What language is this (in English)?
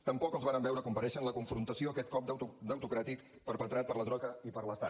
Catalan